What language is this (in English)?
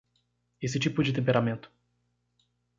Portuguese